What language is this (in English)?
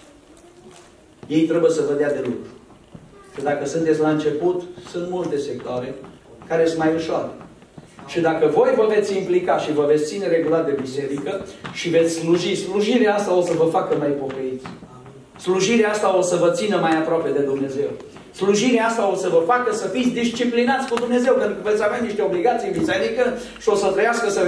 Romanian